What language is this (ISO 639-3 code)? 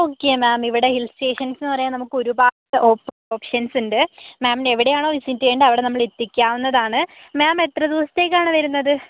mal